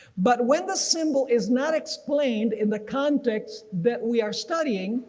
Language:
English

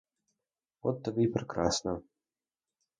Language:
Ukrainian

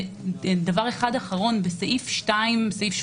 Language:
Hebrew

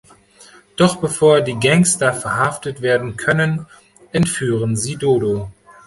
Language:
German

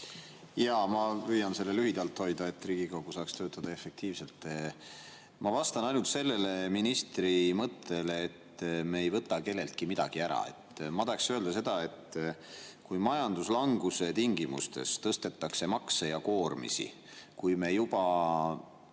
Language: Estonian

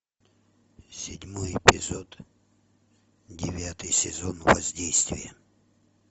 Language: Russian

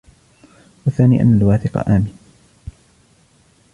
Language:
Arabic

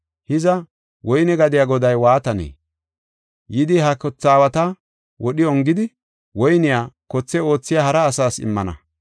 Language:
Gofa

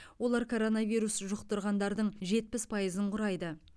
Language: Kazakh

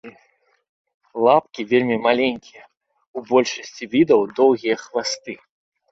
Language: Belarusian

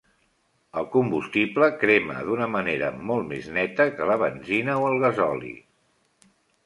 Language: Catalan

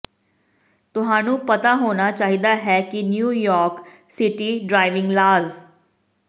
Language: Punjabi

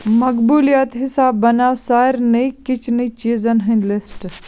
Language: Kashmiri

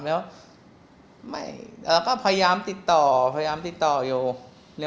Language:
Thai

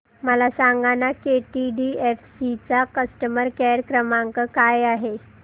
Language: Marathi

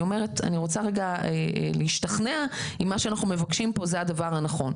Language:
Hebrew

